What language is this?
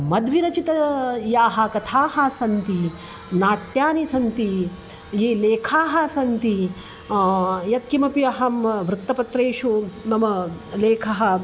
Sanskrit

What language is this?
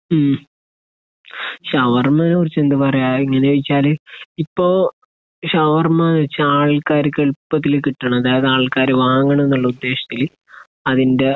Malayalam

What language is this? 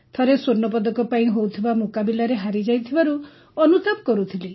Odia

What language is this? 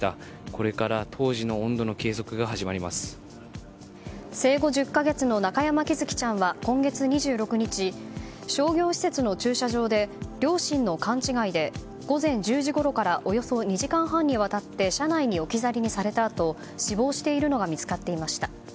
Japanese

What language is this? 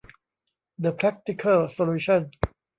Thai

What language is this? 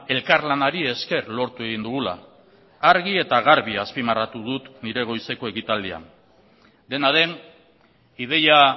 Basque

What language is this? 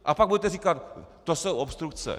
Czech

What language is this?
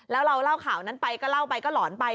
Thai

